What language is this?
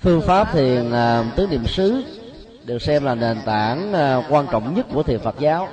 Vietnamese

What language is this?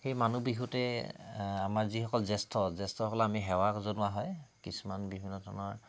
Assamese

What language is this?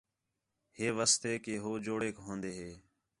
Khetrani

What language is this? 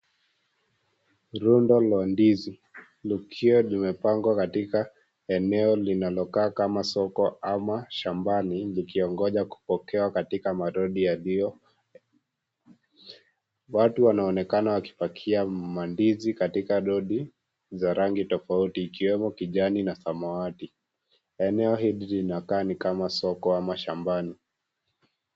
Swahili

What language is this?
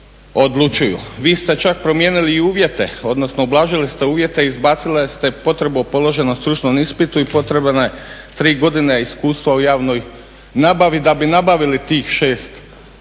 Croatian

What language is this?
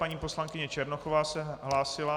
Czech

